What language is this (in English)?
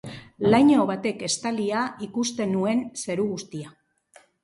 Basque